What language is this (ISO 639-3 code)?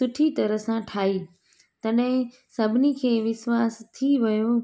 snd